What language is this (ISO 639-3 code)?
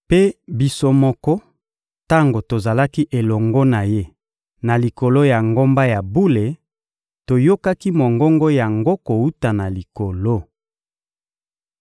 lin